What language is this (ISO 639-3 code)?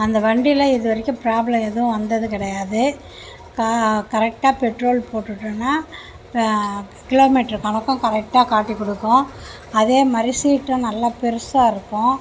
tam